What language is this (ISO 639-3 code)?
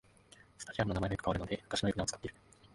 jpn